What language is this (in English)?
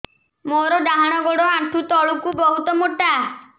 Odia